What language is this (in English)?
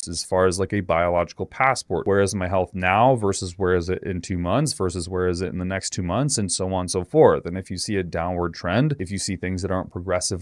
English